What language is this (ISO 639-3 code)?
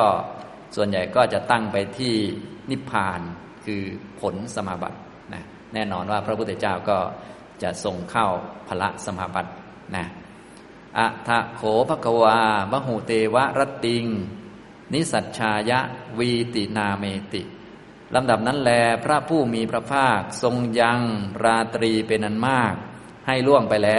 tha